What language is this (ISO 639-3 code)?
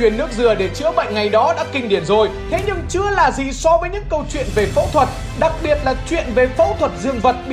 vie